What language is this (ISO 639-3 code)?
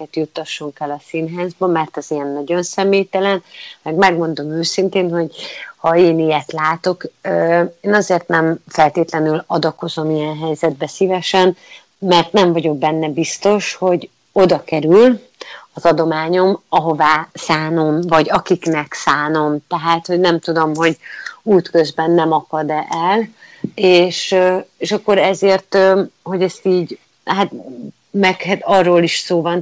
hun